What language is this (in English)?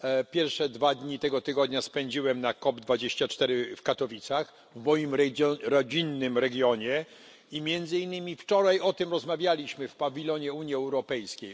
Polish